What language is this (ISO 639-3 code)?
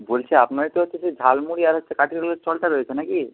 ben